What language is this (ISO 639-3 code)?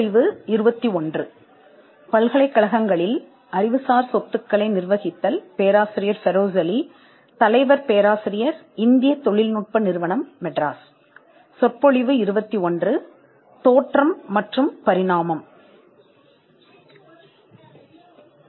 tam